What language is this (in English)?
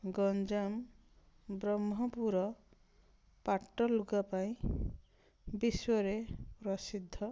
Odia